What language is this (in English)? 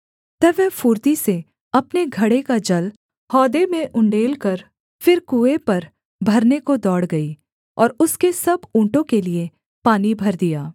Hindi